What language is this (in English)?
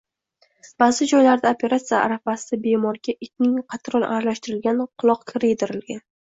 Uzbek